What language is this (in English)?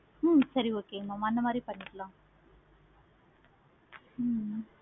Tamil